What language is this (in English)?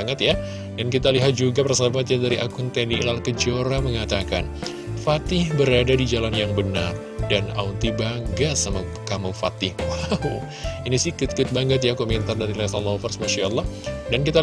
Indonesian